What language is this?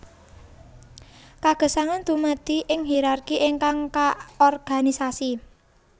Javanese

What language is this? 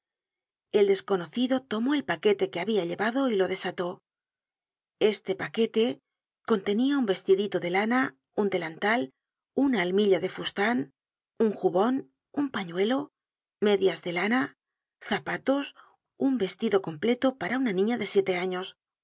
Spanish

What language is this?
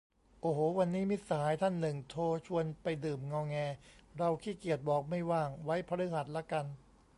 Thai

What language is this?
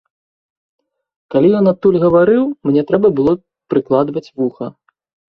Belarusian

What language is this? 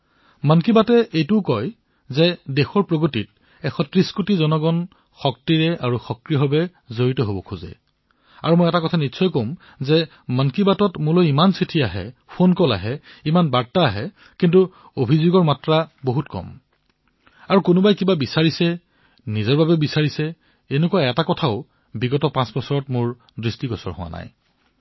Assamese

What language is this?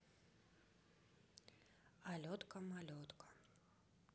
Russian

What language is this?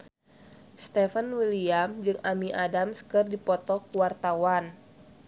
Sundanese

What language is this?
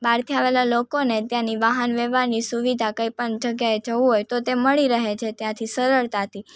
Gujarati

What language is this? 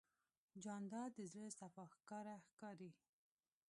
Pashto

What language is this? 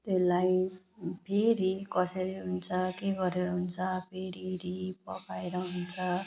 Nepali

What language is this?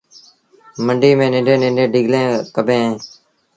Sindhi Bhil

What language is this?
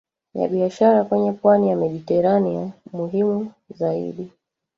Swahili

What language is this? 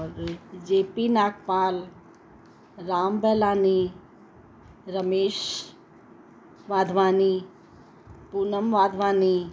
Sindhi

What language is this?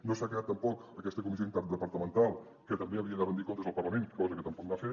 Catalan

